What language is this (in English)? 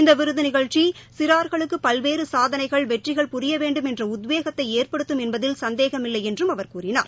Tamil